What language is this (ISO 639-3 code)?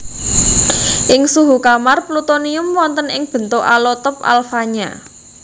jav